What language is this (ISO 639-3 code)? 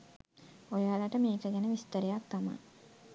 sin